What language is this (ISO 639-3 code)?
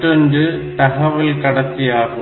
tam